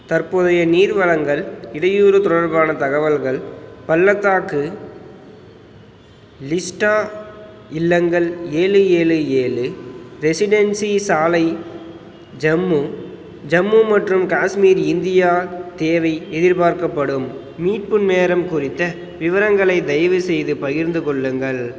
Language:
Tamil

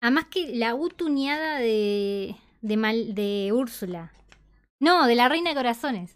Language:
Spanish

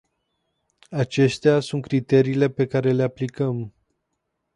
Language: Romanian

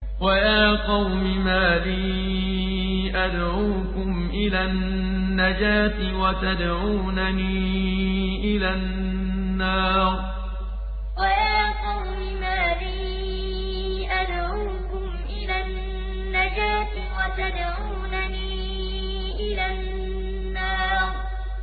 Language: Arabic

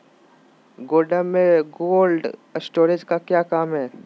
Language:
Magahi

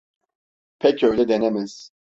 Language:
Turkish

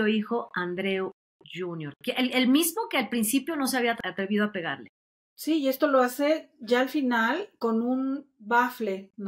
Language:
Spanish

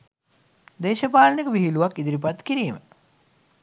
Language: Sinhala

